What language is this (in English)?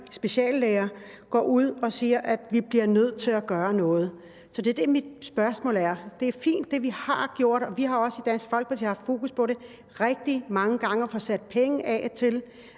Danish